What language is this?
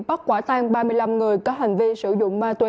Vietnamese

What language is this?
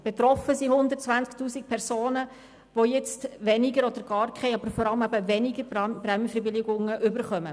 Swiss German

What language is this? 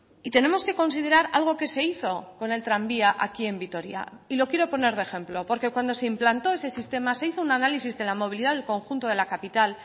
Spanish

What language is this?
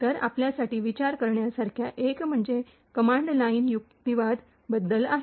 Marathi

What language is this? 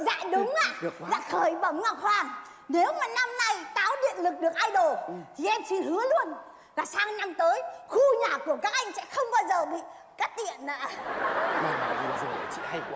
Vietnamese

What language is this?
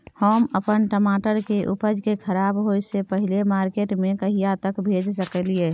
Maithili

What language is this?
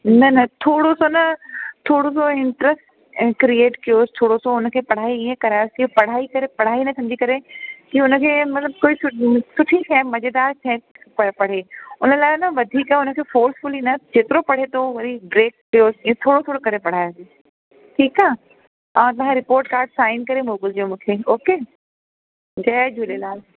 Sindhi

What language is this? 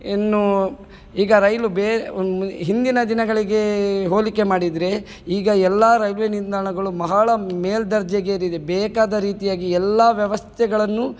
Kannada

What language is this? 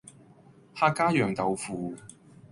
Cantonese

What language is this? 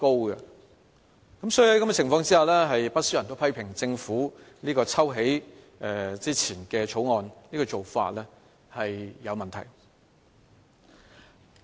Cantonese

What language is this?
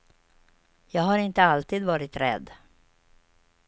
Swedish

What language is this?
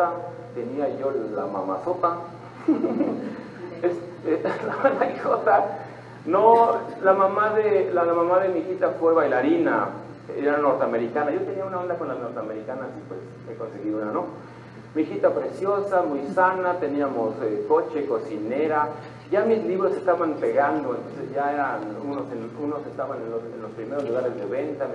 Spanish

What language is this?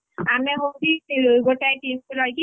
Odia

